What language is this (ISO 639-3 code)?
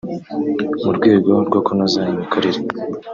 kin